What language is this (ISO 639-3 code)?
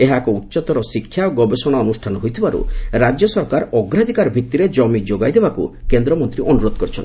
ori